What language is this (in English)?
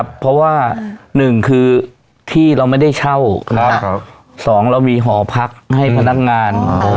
Thai